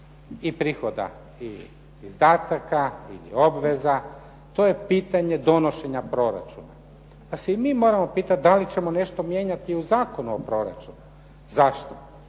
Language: Croatian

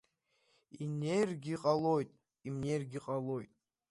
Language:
Abkhazian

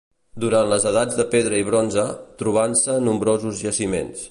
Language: Catalan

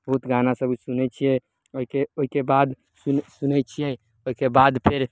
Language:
Maithili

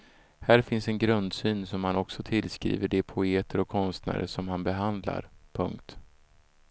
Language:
Swedish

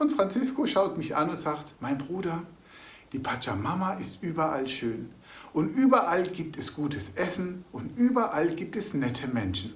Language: German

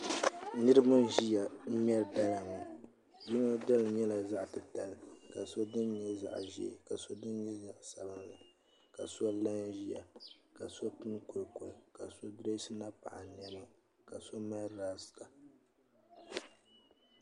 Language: Dagbani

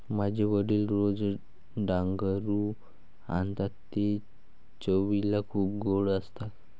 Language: Marathi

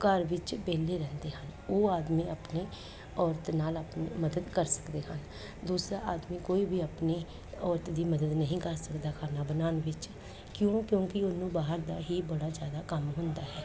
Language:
Punjabi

